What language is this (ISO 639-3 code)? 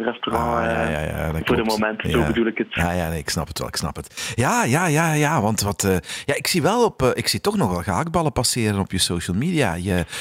nld